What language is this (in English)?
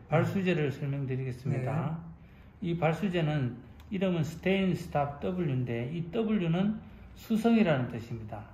Korean